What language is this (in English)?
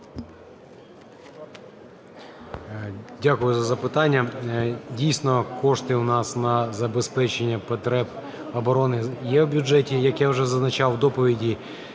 Ukrainian